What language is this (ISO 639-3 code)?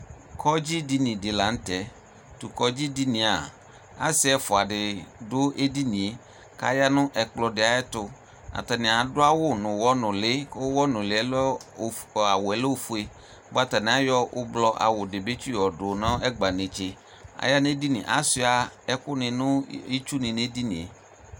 kpo